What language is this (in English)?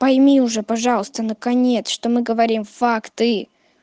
Russian